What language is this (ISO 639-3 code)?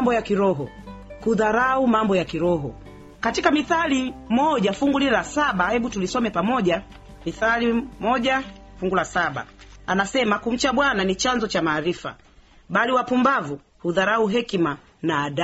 swa